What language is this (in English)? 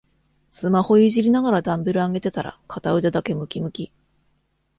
Japanese